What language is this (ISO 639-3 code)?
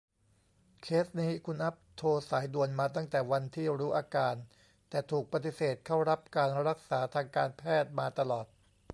tha